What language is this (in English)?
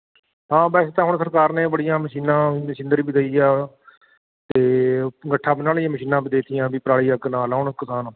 Punjabi